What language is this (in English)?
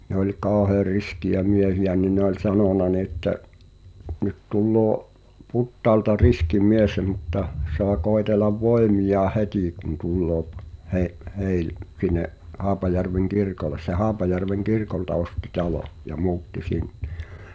Finnish